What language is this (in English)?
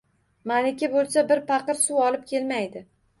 Uzbek